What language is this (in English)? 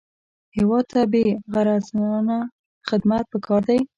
Pashto